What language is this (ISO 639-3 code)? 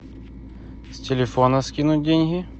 rus